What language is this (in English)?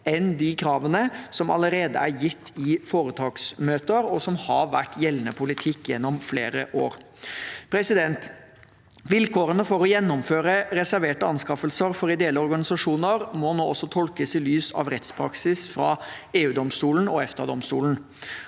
Norwegian